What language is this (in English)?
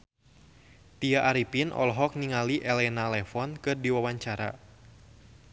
Sundanese